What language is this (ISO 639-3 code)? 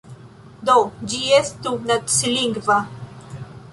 epo